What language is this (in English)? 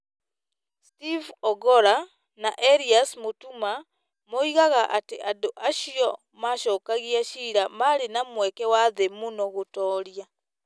Kikuyu